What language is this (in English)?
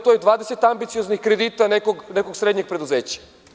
Serbian